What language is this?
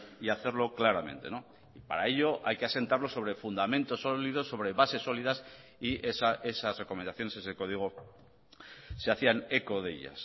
Spanish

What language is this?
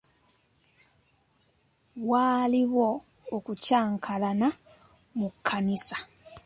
Ganda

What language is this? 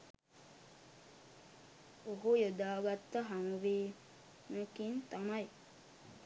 Sinhala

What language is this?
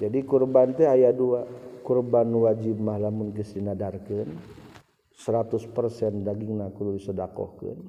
Malay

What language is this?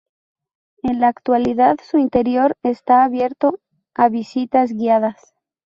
Spanish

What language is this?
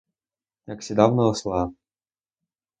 Ukrainian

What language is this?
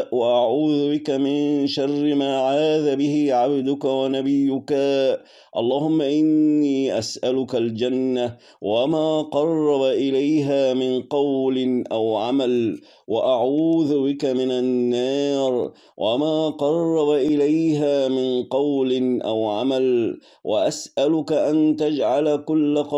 Arabic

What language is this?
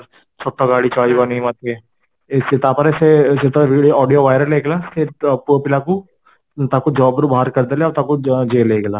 Odia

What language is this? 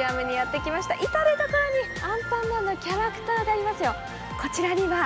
Japanese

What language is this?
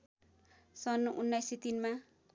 Nepali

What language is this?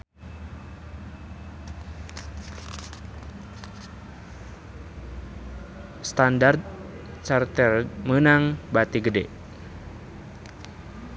Sundanese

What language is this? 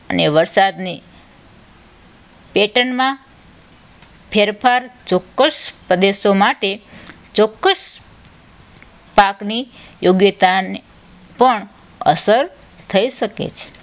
Gujarati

